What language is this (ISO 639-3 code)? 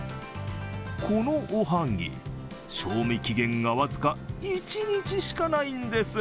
jpn